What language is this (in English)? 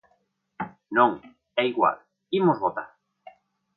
Galician